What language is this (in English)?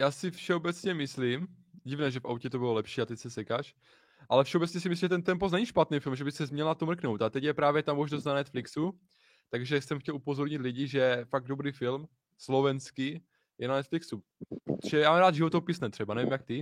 Czech